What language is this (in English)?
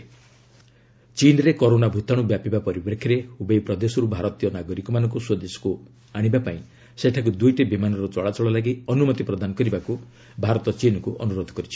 Odia